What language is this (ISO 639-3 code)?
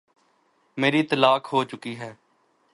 urd